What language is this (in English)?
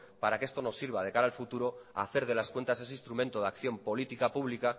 Spanish